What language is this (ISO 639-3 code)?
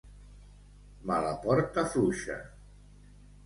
cat